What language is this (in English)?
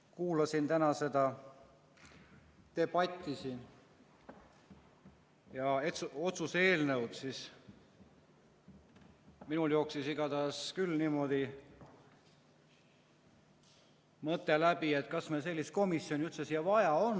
Estonian